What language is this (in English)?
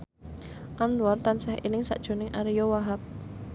Javanese